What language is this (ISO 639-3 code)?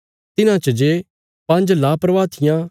kfs